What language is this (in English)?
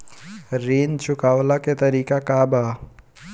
Bhojpuri